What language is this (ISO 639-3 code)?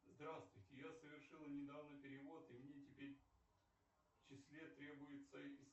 rus